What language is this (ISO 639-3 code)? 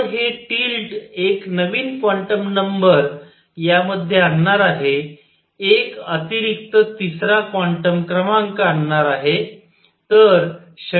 mar